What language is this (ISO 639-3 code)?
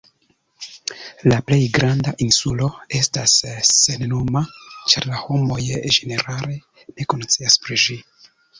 epo